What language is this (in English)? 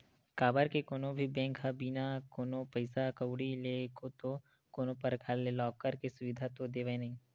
Chhattisgarhi